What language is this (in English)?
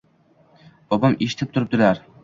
Uzbek